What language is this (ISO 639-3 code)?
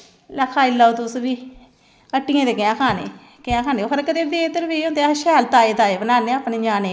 doi